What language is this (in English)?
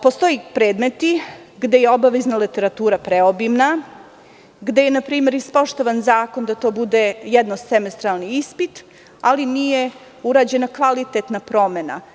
Serbian